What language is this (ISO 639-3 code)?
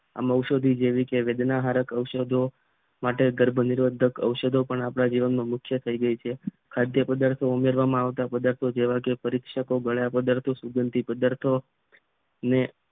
guj